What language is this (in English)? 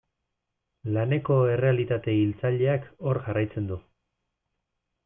Basque